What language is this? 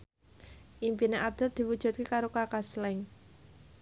Javanese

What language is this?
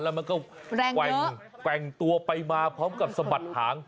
Thai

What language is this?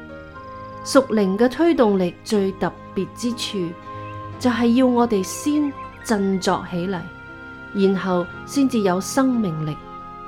Chinese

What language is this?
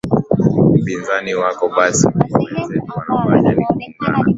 Swahili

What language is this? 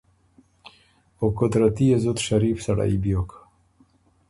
Ormuri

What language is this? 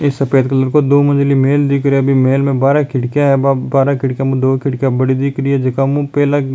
Rajasthani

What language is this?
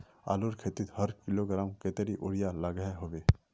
Magahi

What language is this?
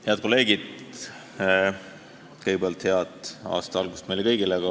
Estonian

